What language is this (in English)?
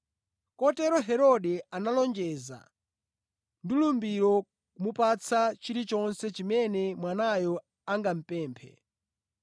Nyanja